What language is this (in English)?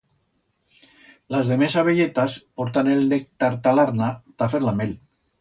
Aragonese